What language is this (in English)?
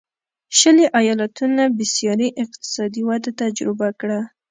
Pashto